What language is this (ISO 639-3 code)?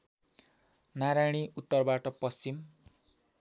nep